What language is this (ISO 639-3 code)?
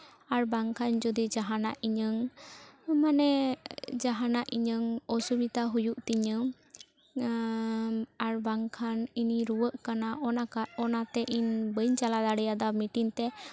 sat